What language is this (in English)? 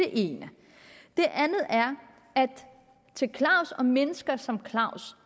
Danish